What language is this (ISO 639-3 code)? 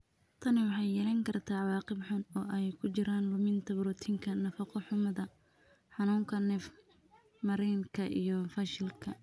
som